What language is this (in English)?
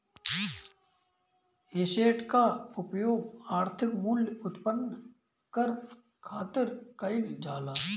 Bhojpuri